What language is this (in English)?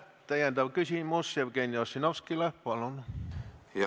Estonian